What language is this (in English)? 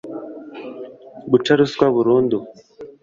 Kinyarwanda